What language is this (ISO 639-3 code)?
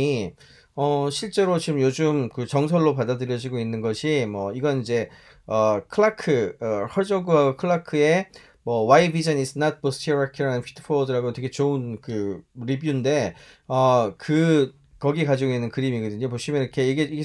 kor